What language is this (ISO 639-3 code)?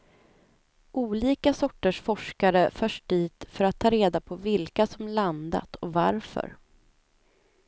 swe